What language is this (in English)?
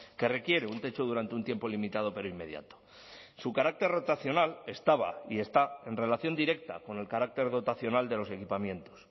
Spanish